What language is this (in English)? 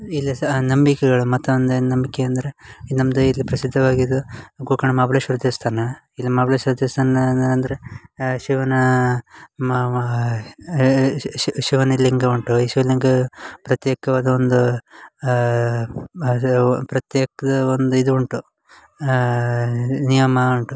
Kannada